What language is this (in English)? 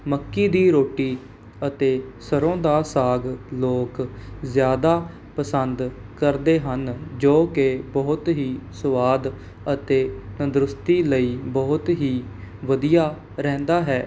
Punjabi